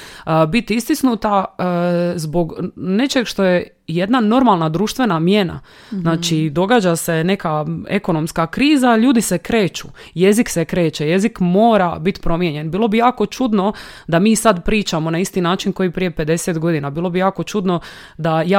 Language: Croatian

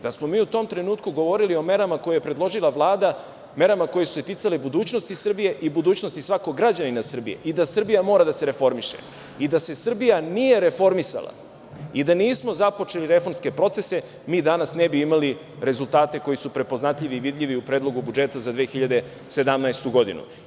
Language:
Serbian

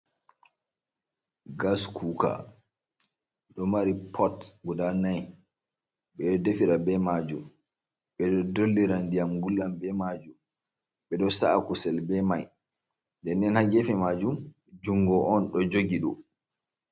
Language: Fula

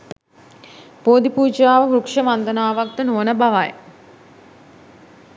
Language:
Sinhala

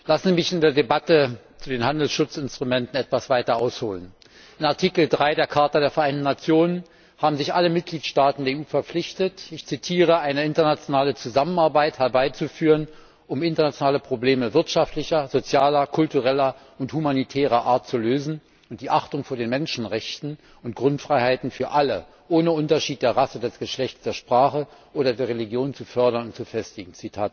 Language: German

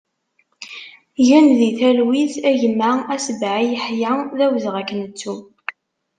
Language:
Kabyle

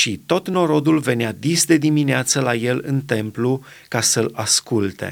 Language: Romanian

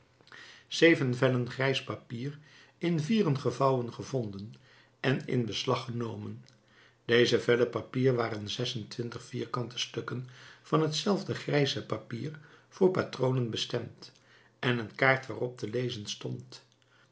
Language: Dutch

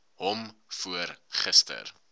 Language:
Afrikaans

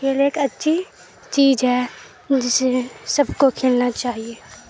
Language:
Urdu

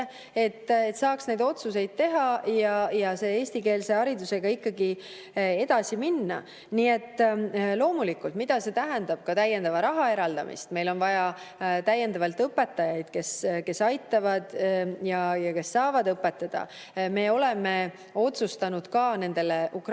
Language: Estonian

